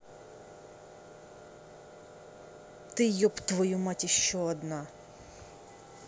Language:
Russian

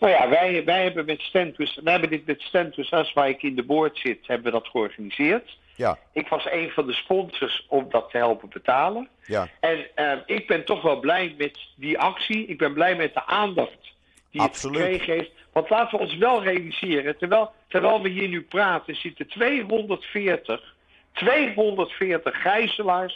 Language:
Dutch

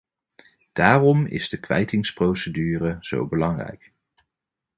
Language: Dutch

